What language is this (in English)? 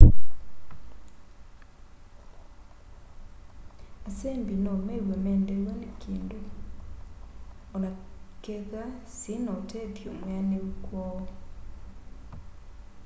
Kamba